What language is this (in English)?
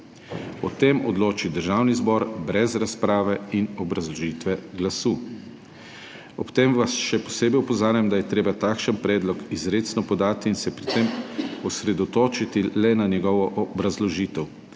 Slovenian